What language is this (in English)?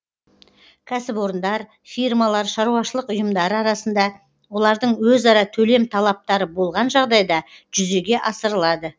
Kazakh